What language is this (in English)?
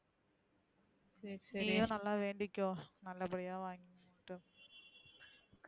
Tamil